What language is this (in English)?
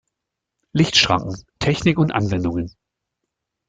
German